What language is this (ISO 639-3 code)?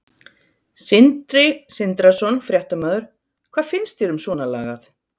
isl